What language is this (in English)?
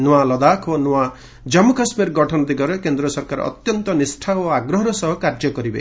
Odia